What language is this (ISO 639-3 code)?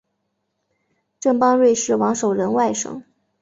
zho